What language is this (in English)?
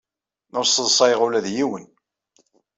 Kabyle